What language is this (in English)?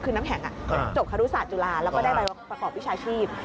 Thai